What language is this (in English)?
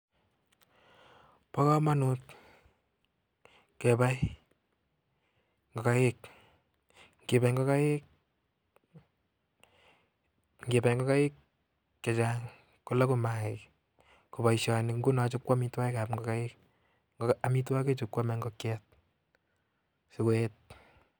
Kalenjin